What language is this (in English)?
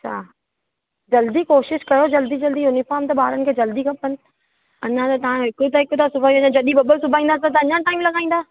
Sindhi